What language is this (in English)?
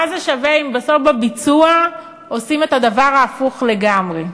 Hebrew